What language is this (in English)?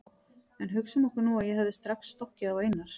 Icelandic